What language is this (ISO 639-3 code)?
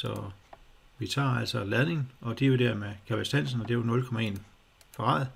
dan